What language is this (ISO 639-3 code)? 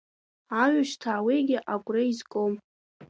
abk